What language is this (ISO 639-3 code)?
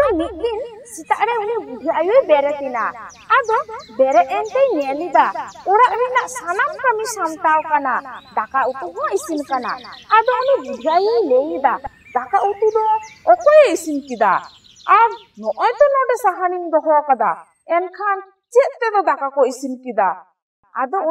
ind